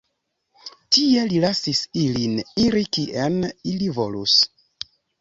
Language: Esperanto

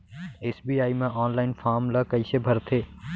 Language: Chhattisgarhi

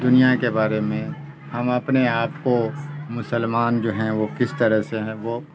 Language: Urdu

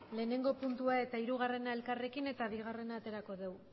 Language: Basque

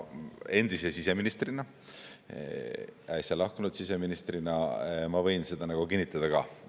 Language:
Estonian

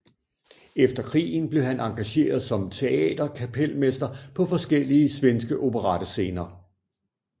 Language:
Danish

